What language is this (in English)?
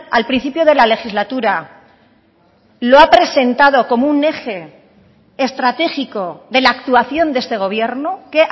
Spanish